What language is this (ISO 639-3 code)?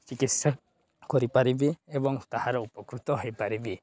ori